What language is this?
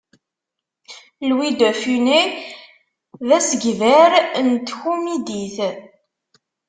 Kabyle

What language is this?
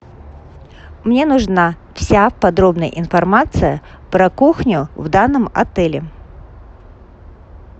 Russian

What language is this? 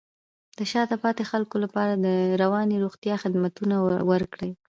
Pashto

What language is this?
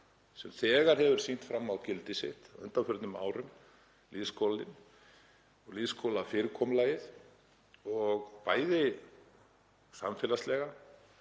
Icelandic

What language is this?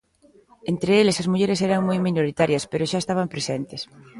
Galician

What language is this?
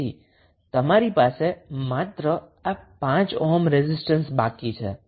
Gujarati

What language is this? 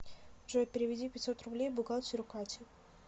Russian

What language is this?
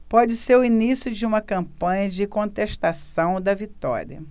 Portuguese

